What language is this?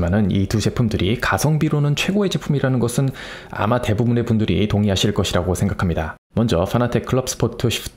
Korean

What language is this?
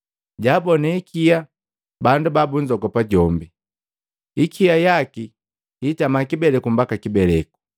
Matengo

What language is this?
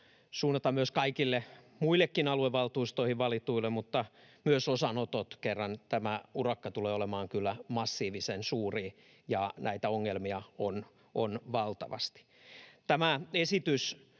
Finnish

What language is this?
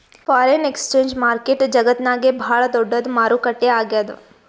Kannada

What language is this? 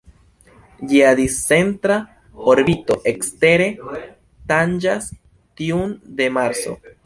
Esperanto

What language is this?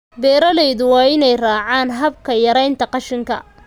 Somali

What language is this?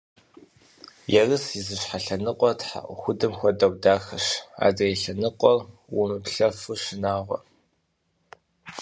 Kabardian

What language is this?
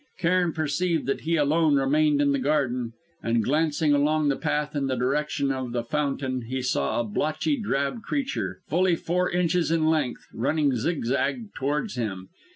English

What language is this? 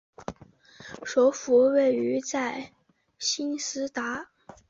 Chinese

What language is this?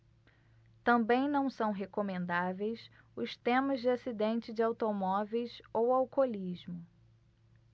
Portuguese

